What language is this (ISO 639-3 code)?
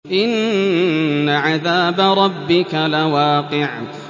ara